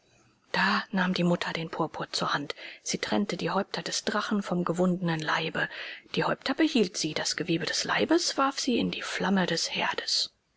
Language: German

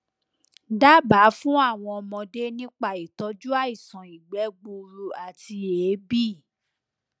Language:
Yoruba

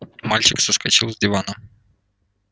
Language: Russian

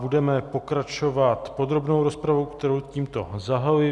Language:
Czech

